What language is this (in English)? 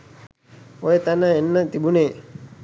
Sinhala